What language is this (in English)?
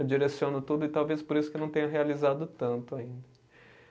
Portuguese